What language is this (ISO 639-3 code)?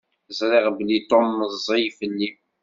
kab